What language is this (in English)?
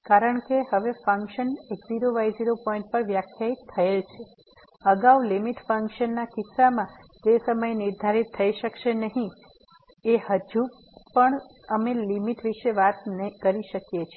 Gujarati